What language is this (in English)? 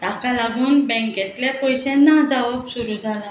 Konkani